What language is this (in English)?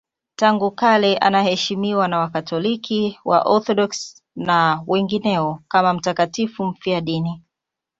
Swahili